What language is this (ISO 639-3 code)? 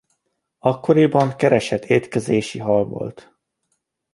hun